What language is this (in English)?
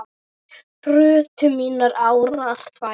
Icelandic